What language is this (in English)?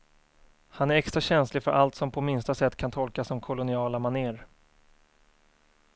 Swedish